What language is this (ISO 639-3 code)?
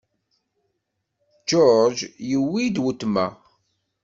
kab